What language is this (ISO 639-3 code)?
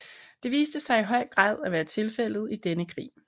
dan